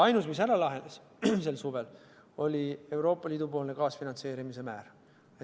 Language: Estonian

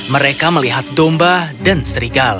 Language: Indonesian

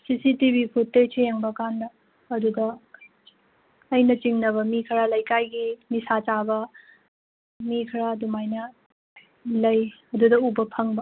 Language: Manipuri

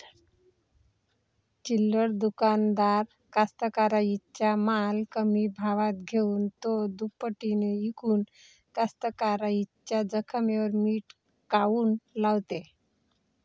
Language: Marathi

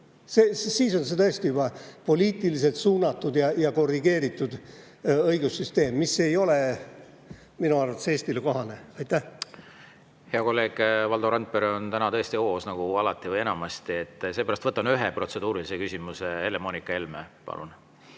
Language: Estonian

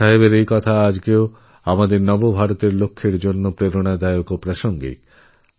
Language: Bangla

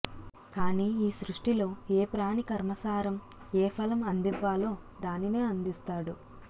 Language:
Telugu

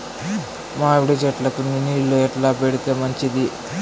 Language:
Telugu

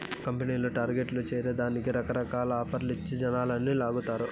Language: Telugu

